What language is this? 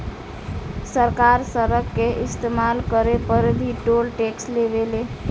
Bhojpuri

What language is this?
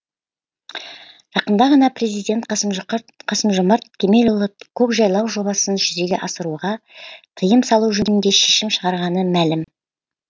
Kazakh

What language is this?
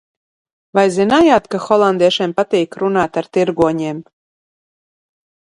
Latvian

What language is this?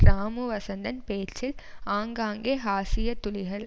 Tamil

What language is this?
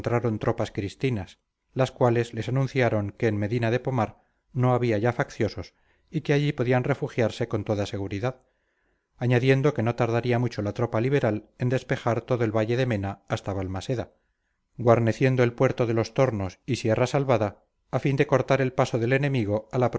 Spanish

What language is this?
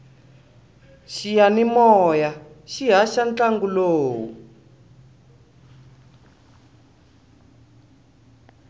Tsonga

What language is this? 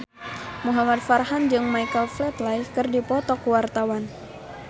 Sundanese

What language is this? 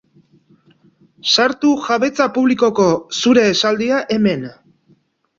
Basque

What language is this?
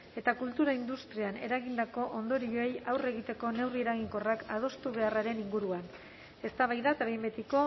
Basque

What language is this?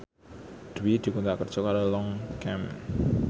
Javanese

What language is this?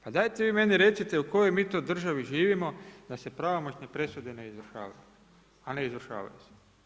Croatian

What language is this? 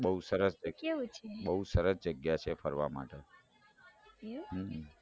Gujarati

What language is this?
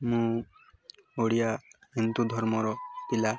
Odia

